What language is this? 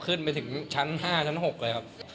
Thai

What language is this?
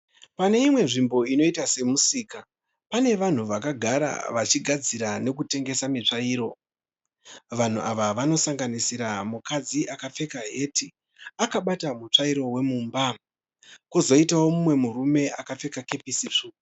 Shona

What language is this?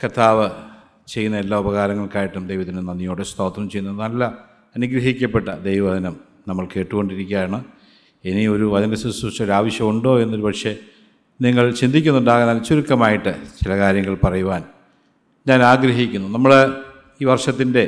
Malayalam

